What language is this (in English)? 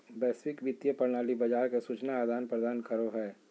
Magahi